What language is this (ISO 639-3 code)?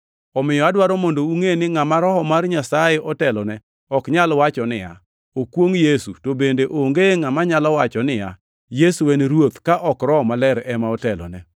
luo